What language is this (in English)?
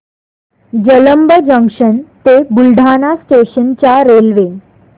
Marathi